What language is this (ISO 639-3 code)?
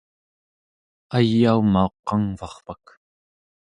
esu